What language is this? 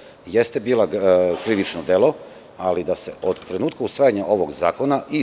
Serbian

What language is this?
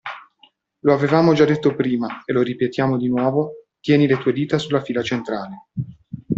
Italian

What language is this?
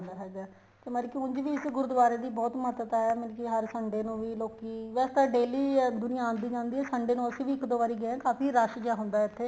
Punjabi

